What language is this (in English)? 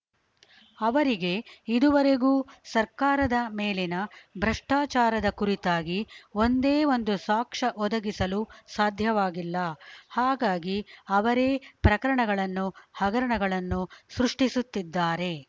Kannada